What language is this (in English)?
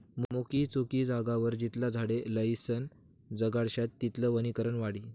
Marathi